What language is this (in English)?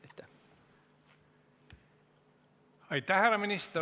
Estonian